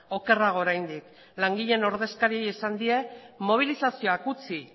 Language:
Basque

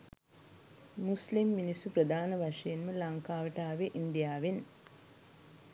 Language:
Sinhala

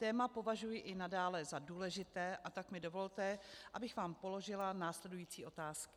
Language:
Czech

